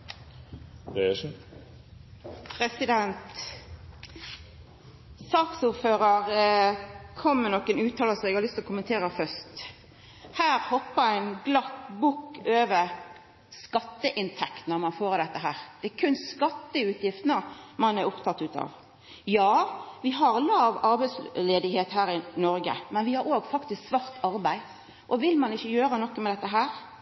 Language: Norwegian Nynorsk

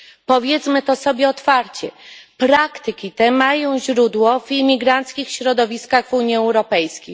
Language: Polish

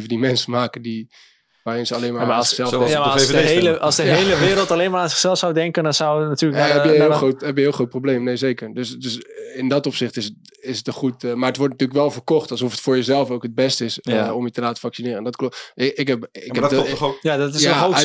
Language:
Dutch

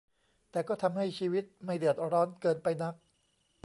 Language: Thai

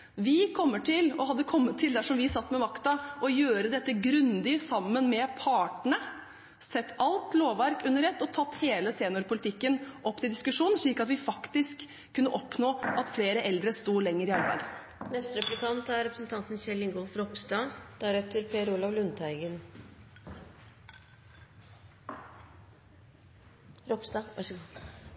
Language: Norwegian Bokmål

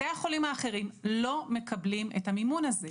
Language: Hebrew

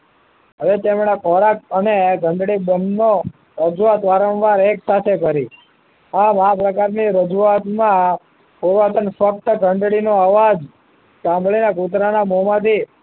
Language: Gujarati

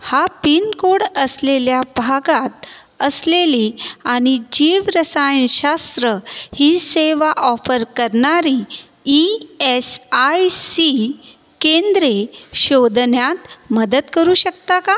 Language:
Marathi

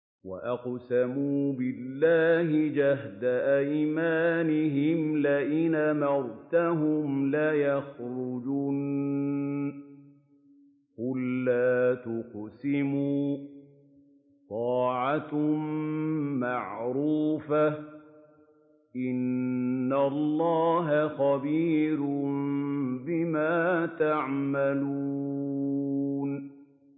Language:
Arabic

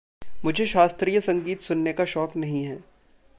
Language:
Hindi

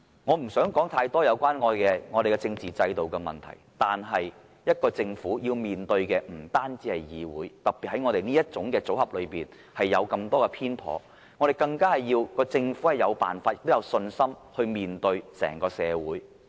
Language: Cantonese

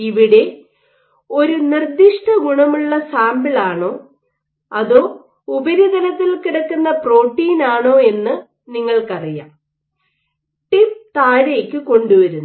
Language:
Malayalam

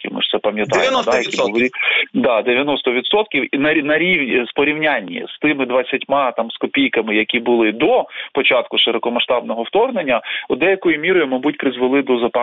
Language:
Ukrainian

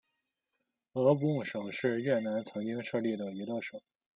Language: Chinese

